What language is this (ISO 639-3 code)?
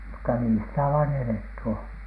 fin